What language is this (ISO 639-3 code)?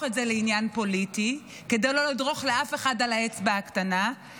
heb